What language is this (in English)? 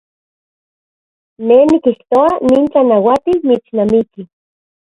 Central Puebla Nahuatl